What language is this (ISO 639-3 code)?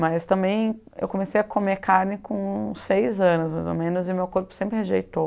por